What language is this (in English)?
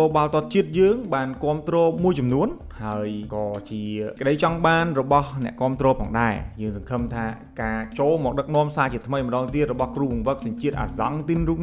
Vietnamese